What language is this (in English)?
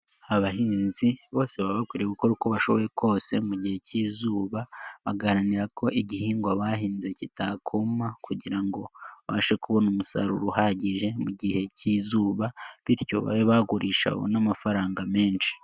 Kinyarwanda